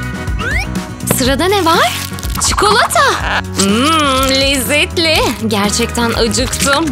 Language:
Turkish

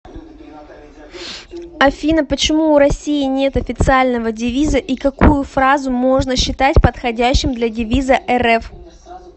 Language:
Russian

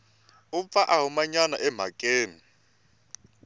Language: Tsonga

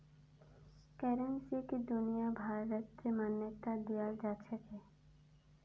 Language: Magahi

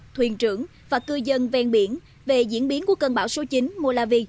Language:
Vietnamese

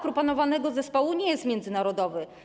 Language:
Polish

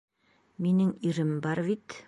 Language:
Bashkir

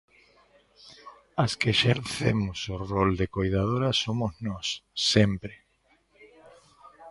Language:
Galician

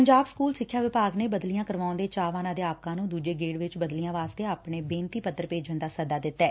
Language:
Punjabi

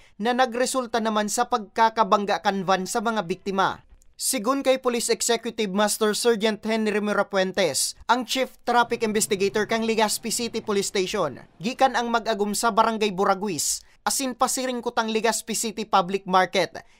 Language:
Filipino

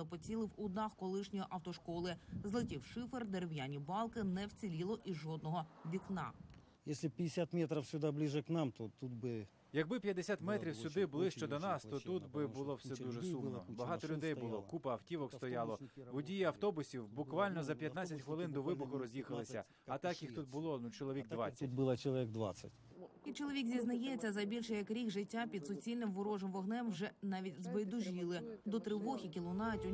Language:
Ukrainian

